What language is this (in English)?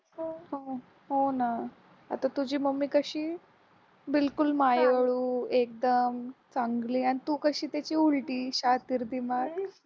Marathi